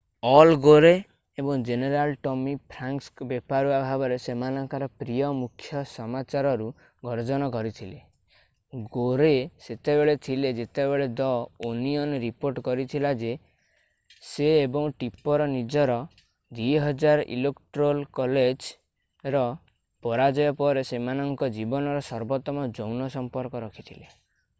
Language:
Odia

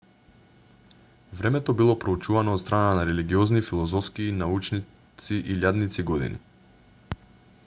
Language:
Macedonian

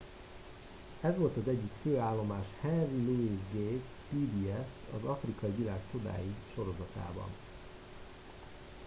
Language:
Hungarian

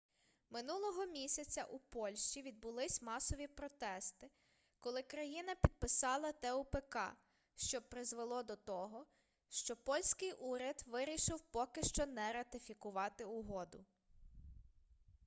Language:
Ukrainian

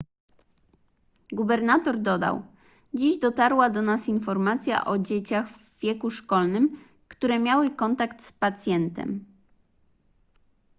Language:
Polish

